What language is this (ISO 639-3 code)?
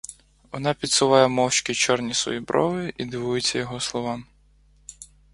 ukr